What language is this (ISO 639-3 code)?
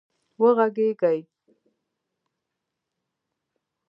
pus